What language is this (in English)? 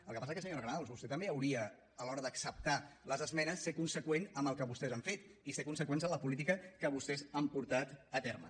Catalan